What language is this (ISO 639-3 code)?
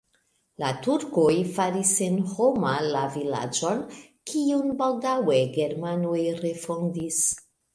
epo